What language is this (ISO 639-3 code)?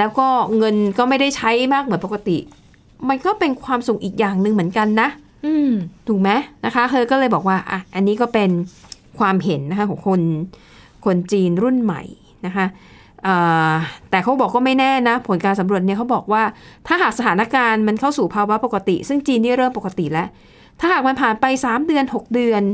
tha